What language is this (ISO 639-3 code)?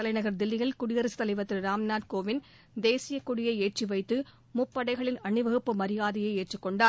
tam